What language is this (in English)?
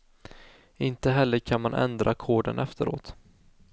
Swedish